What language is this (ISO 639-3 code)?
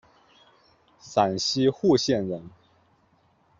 zho